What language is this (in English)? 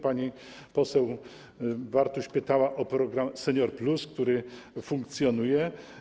Polish